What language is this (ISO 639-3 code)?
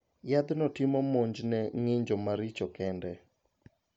luo